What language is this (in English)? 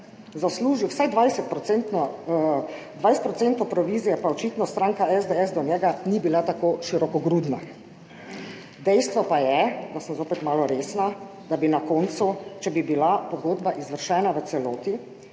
Slovenian